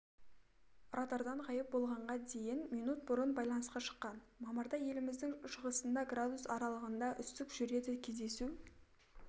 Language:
Kazakh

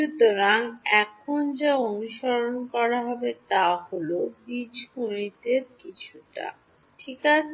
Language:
Bangla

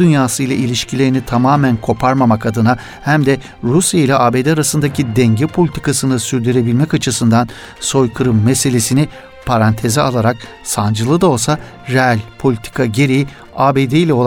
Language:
Turkish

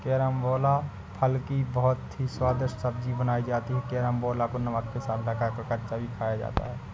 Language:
Hindi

